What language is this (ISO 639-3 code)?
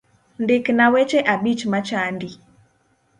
luo